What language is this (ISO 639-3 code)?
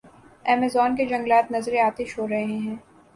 urd